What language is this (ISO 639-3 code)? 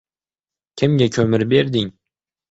uzb